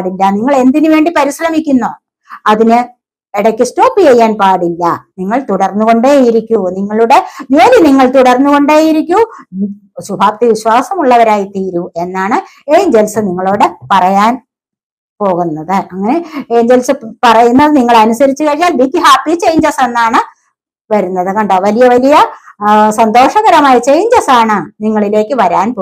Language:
Arabic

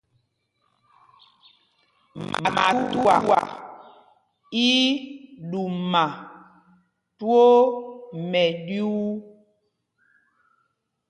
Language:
Mpumpong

